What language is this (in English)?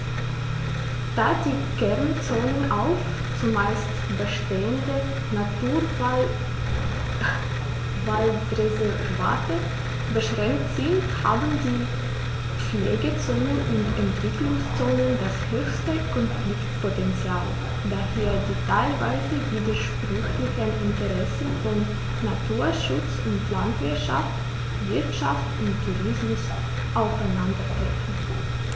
German